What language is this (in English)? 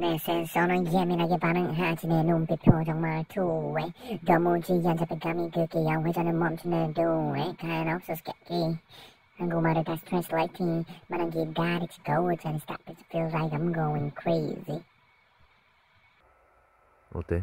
Korean